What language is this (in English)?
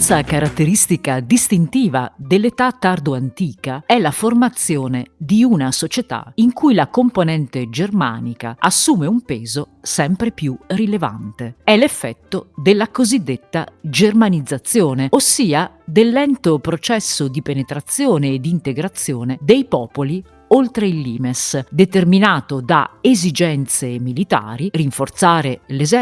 Italian